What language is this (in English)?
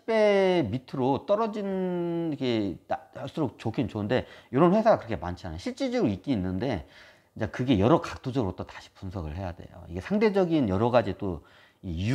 Korean